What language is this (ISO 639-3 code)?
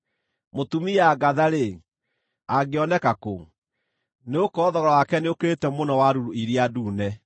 kik